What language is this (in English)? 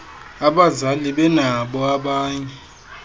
Xhosa